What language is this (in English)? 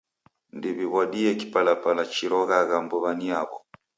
Taita